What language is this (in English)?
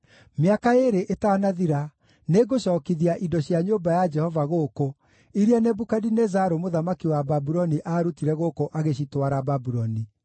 Kikuyu